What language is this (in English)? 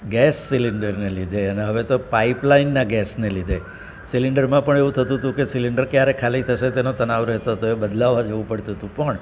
Gujarati